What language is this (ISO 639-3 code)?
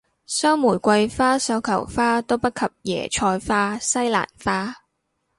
yue